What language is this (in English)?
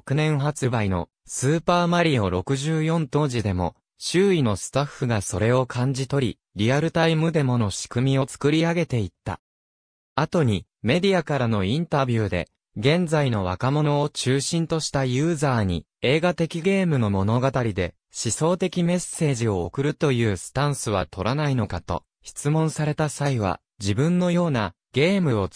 Japanese